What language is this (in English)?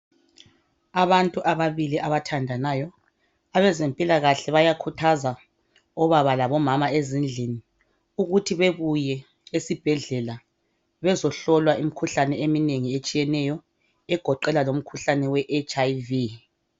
North Ndebele